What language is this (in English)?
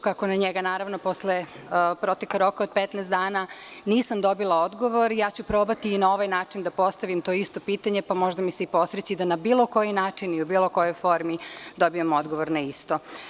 Serbian